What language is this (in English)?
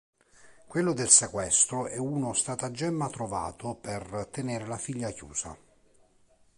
Italian